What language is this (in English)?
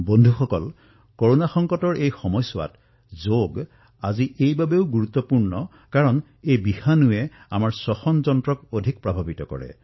Assamese